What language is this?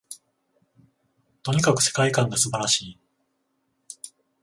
Japanese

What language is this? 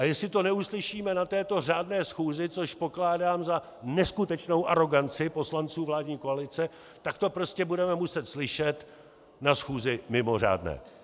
Czech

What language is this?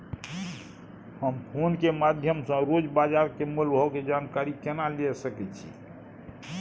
Maithili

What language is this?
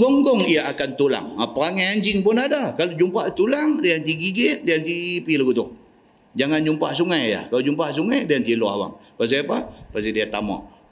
Malay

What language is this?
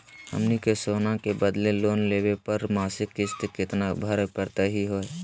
Magahi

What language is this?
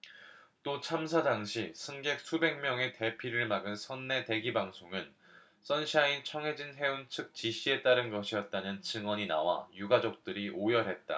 Korean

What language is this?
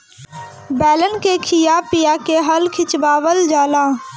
Bhojpuri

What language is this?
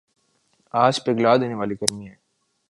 Urdu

